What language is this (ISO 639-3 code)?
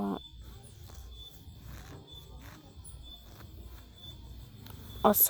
mas